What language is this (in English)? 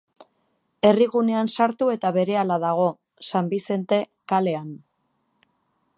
Basque